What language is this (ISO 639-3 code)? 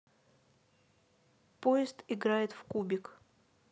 rus